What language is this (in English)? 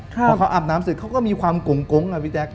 Thai